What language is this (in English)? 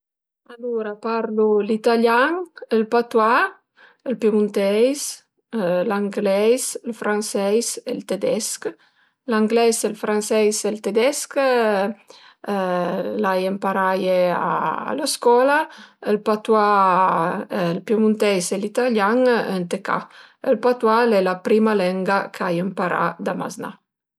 Piedmontese